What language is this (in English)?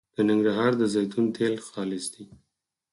Pashto